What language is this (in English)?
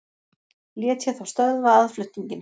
Icelandic